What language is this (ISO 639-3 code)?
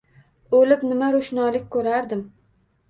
uzb